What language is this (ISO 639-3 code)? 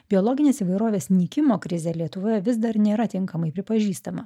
lit